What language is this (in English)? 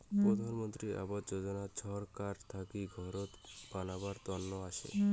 Bangla